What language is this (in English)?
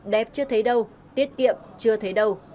Vietnamese